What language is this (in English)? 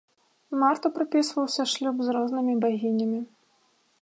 Belarusian